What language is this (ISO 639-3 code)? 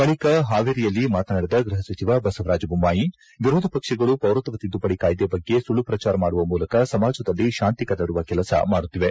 kan